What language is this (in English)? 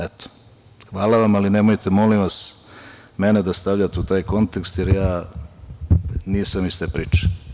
Serbian